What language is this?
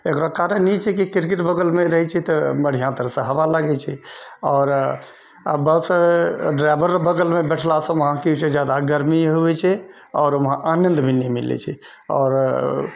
Maithili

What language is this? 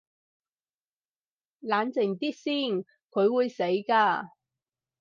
Cantonese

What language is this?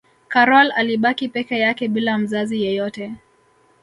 Swahili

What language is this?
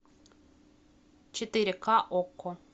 Russian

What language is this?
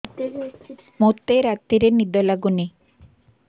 Odia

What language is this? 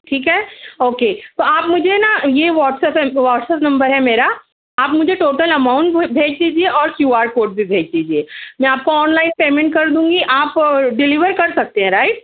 Urdu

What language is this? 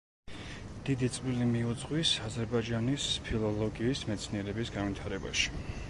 Georgian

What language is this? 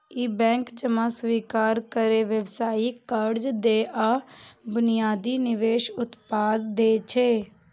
Maithili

